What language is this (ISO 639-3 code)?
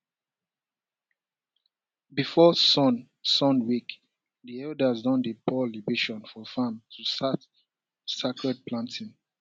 pcm